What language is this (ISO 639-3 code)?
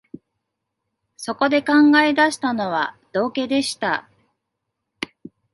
jpn